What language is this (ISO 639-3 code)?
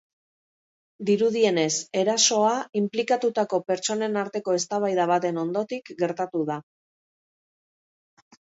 eus